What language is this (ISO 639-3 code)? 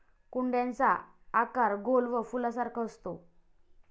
mar